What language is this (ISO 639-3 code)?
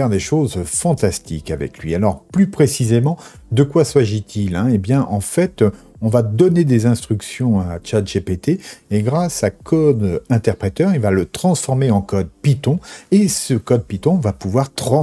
fra